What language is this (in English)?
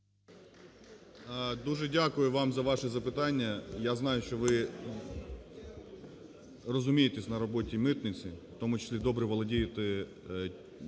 Ukrainian